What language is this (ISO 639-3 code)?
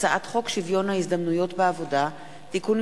heb